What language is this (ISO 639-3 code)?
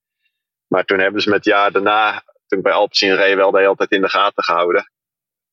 nld